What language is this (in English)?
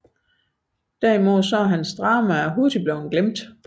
Danish